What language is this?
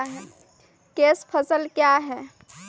Maithili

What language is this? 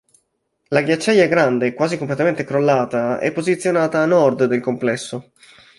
Italian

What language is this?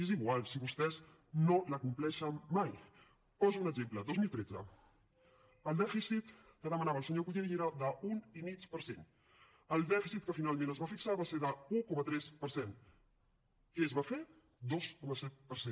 Catalan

